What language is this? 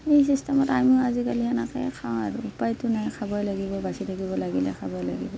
Assamese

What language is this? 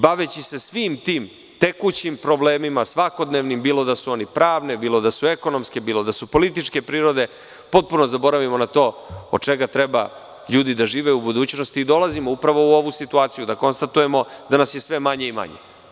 Serbian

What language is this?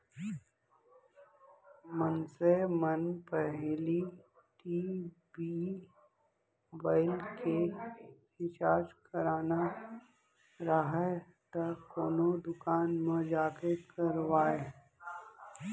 Chhattisgarhi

